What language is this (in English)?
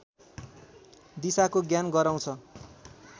Nepali